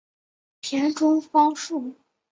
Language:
Chinese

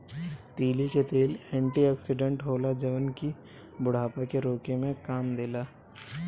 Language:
Bhojpuri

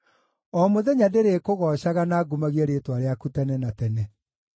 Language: Kikuyu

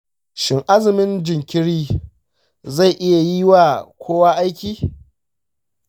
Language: Hausa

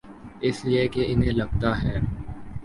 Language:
Urdu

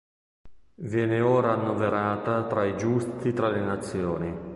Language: Italian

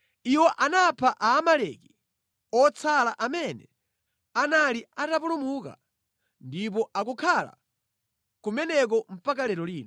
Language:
Nyanja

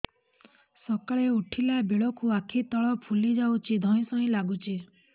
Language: Odia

